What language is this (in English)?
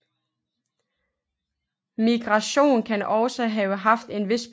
Danish